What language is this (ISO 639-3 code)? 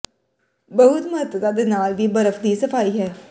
pan